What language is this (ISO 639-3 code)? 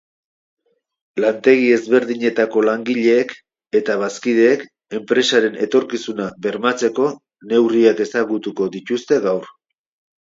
eus